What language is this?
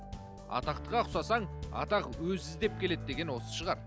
Kazakh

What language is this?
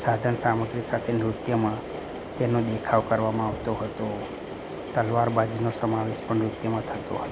Gujarati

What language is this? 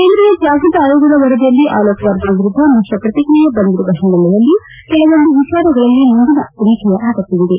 Kannada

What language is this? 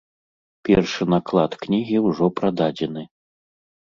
Belarusian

